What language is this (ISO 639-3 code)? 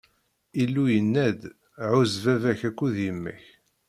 kab